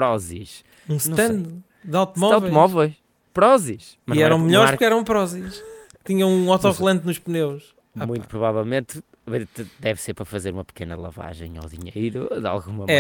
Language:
Portuguese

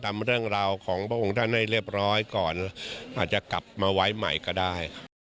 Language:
Thai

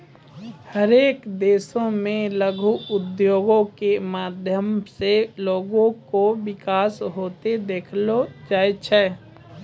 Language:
Maithili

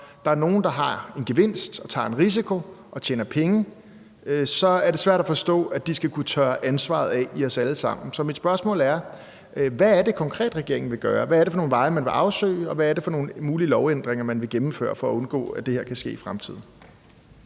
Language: Danish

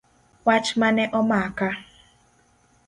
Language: Luo (Kenya and Tanzania)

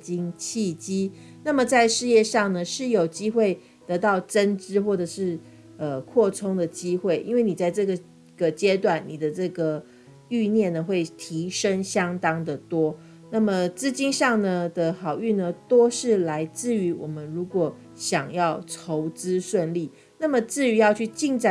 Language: Chinese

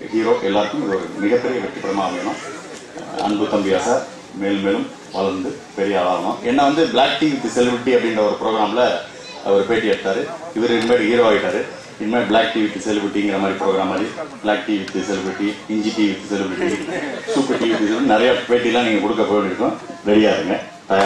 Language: Greek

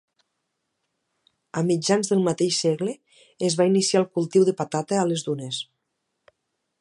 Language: Catalan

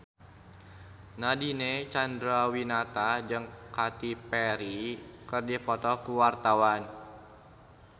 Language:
Sundanese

